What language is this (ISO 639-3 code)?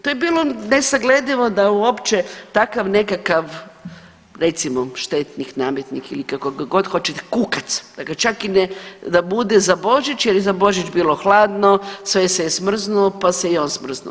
hrv